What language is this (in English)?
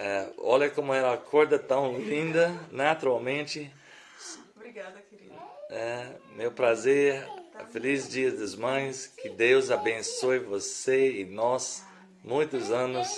Portuguese